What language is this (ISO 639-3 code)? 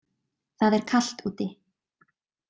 isl